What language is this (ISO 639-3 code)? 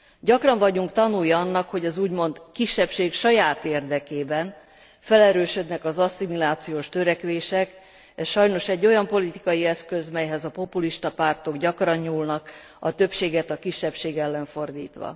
hun